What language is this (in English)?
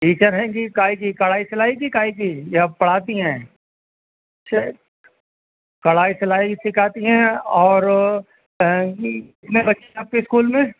Urdu